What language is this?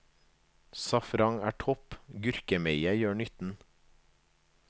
Norwegian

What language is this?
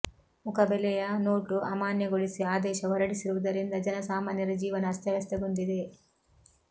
Kannada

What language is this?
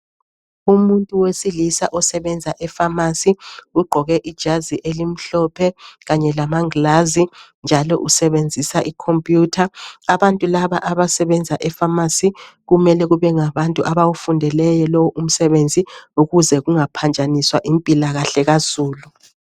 North Ndebele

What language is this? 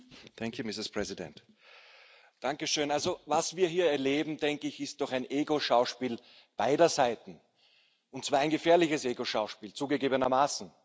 German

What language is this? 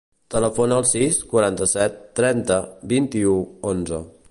Catalan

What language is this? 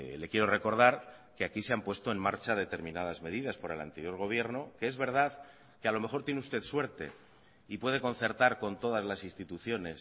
Spanish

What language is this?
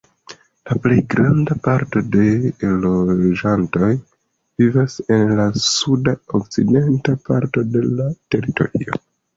Esperanto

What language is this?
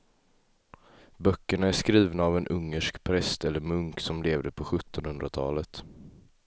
Swedish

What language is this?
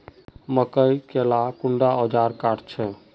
Magahi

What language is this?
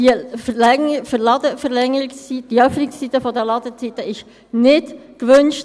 Swiss German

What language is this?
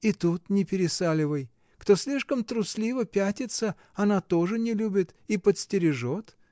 Russian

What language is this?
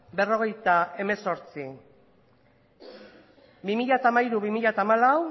Basque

